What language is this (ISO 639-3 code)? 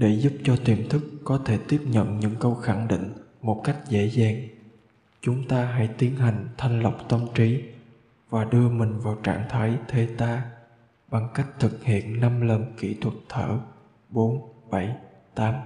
vie